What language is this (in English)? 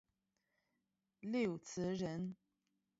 Chinese